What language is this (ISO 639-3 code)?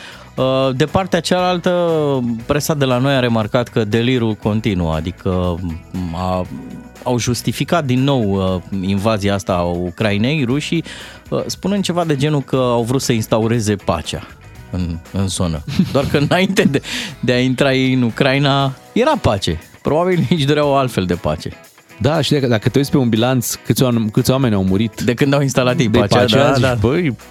ron